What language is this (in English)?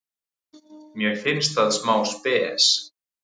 Icelandic